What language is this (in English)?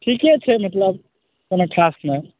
Maithili